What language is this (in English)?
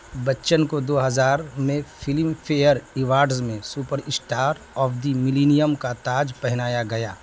Urdu